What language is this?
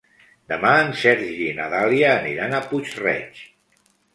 Catalan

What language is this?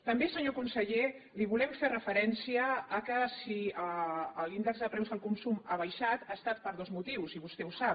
Catalan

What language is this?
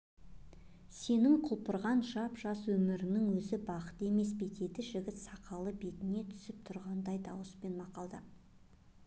Kazakh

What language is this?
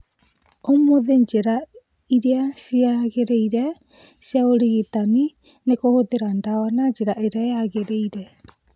Kikuyu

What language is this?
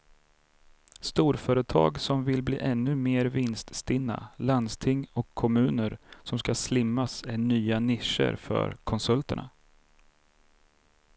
Swedish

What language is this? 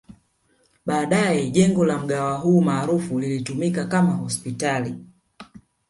Swahili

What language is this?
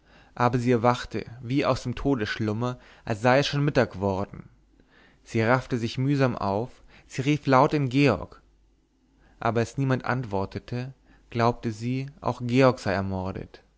German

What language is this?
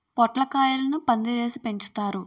Telugu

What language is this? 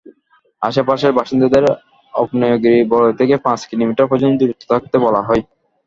Bangla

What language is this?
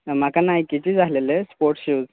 Konkani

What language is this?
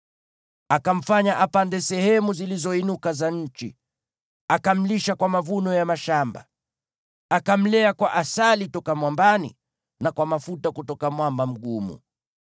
Swahili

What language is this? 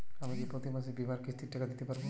Bangla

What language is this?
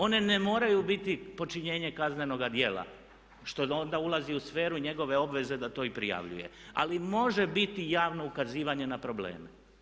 Croatian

